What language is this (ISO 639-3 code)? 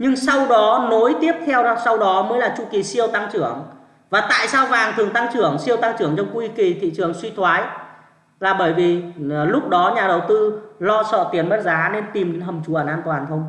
vie